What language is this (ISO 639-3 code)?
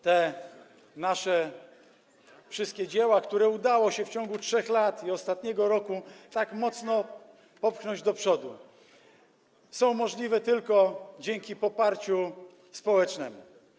pol